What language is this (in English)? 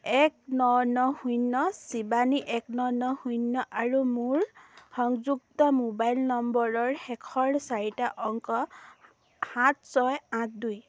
Assamese